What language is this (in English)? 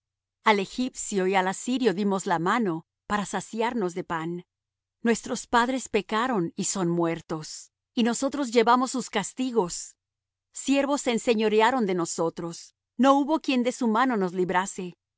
Spanish